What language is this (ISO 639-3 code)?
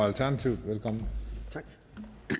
dan